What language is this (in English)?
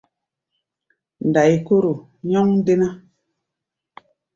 Gbaya